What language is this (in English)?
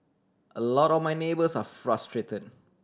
English